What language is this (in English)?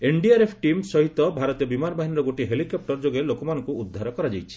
Odia